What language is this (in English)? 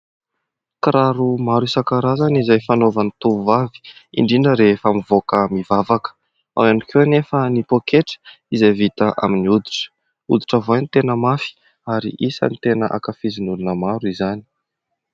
Malagasy